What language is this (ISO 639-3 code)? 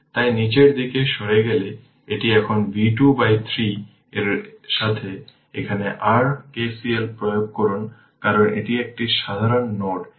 ben